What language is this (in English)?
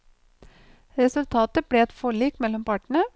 Norwegian